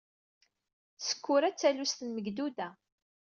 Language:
Kabyle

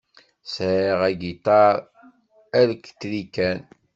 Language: Kabyle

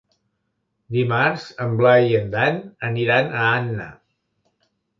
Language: Catalan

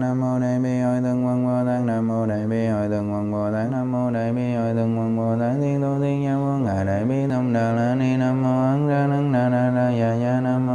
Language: Vietnamese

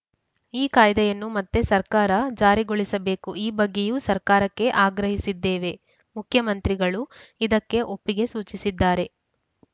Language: Kannada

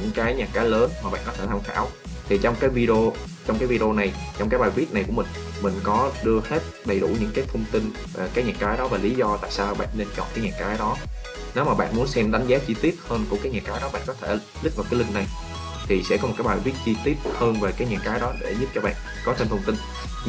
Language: Vietnamese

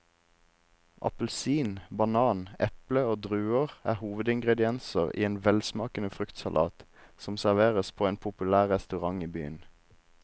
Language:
Norwegian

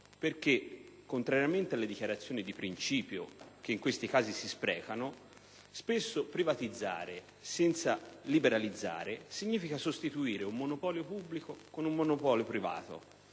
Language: Italian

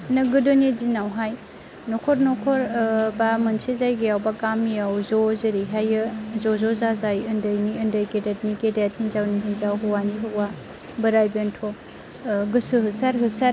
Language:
Bodo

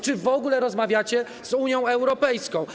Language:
Polish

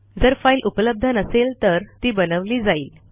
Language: Marathi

